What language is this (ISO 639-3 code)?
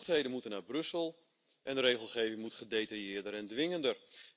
nld